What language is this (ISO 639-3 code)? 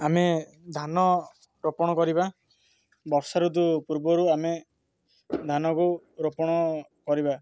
ori